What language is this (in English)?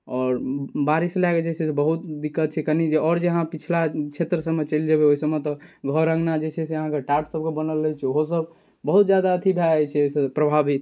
Maithili